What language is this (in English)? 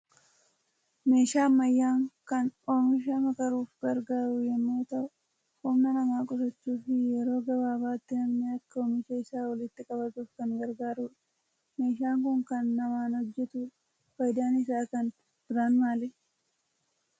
Oromo